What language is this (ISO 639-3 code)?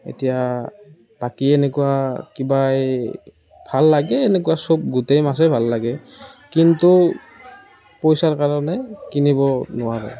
asm